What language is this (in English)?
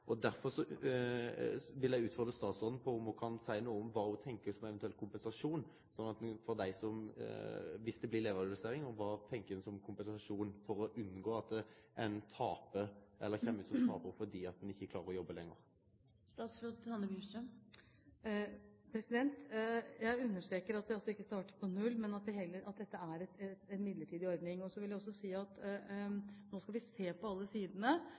Norwegian